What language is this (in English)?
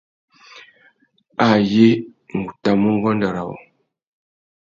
Tuki